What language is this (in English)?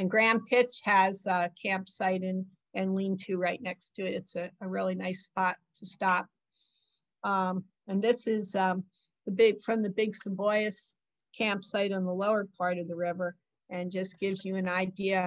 English